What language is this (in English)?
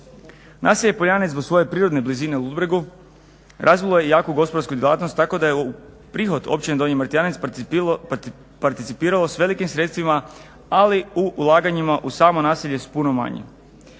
Croatian